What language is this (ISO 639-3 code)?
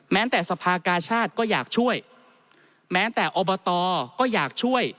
tha